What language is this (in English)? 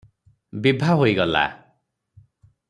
Odia